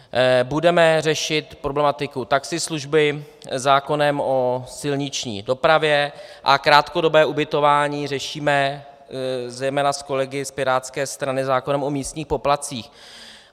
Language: Czech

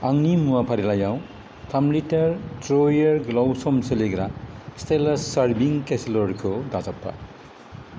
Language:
Bodo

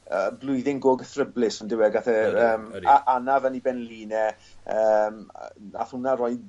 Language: Welsh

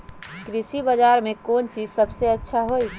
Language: Magahi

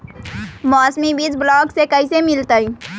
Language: Magahi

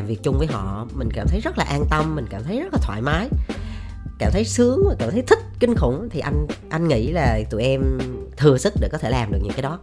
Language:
Vietnamese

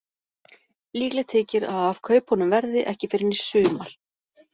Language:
Icelandic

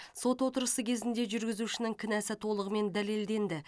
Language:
Kazakh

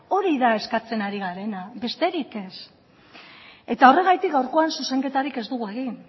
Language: Basque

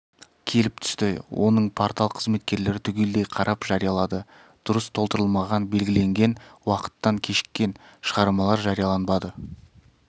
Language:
Kazakh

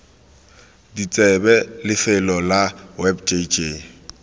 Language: Tswana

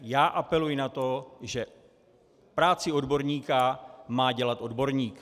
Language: Czech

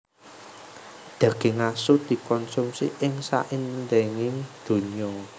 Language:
Javanese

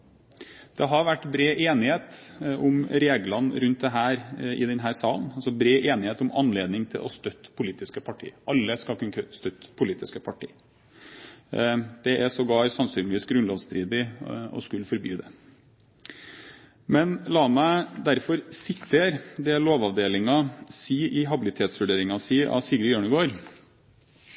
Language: Norwegian Bokmål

